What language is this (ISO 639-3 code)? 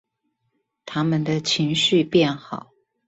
zho